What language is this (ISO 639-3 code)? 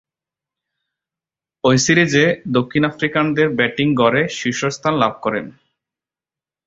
ben